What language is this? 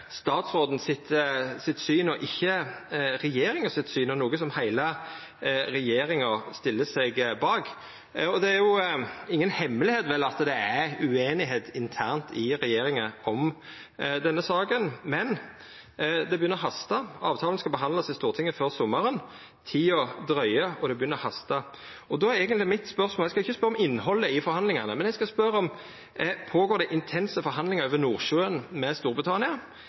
Norwegian Nynorsk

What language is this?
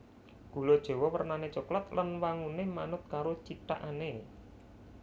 Javanese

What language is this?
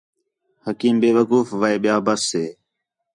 Khetrani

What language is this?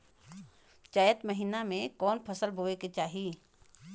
Bhojpuri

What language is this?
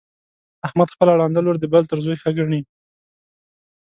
Pashto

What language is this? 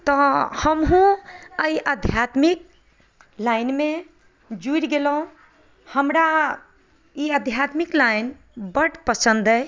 Maithili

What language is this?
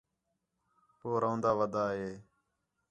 Khetrani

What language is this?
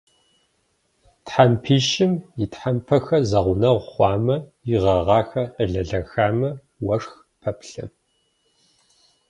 Kabardian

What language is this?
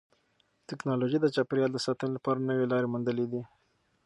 Pashto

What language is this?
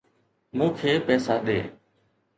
Sindhi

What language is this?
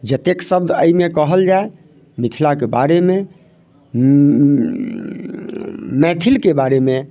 Maithili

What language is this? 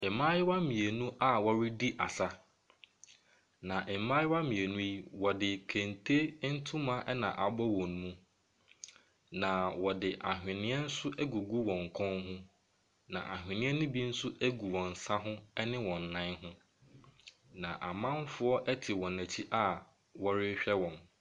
Akan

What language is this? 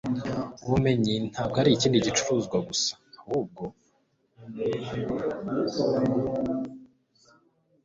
Kinyarwanda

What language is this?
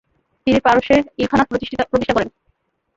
Bangla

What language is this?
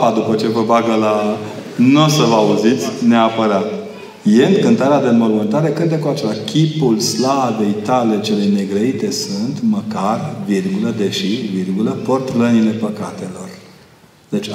Romanian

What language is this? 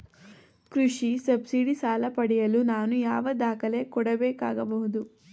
Kannada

